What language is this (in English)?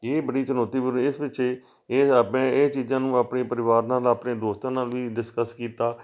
Punjabi